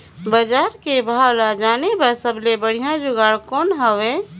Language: Chhattisgarhi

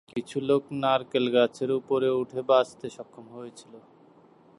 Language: Bangla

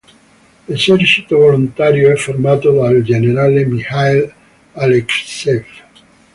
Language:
Italian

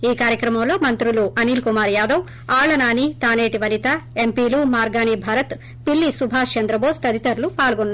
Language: Telugu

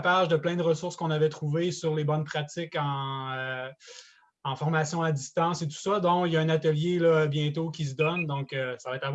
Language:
French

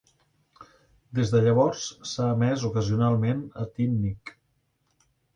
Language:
Catalan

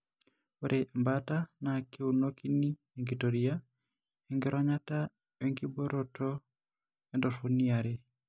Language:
Masai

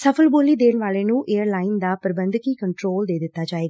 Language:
Punjabi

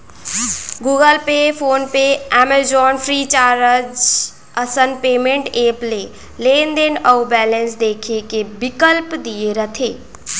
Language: Chhattisgarhi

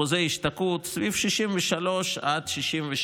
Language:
Hebrew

